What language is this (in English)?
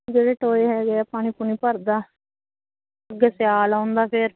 Punjabi